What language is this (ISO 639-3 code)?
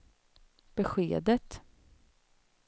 swe